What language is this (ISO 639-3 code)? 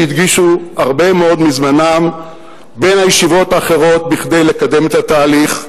heb